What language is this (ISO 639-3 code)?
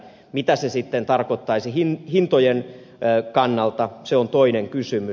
fin